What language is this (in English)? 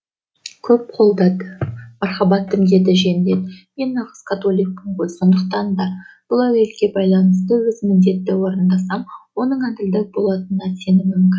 Kazakh